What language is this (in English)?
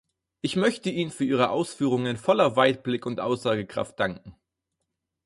German